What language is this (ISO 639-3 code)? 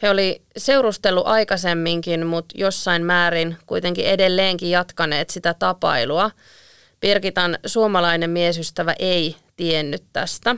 fin